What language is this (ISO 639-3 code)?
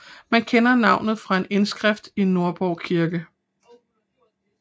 dan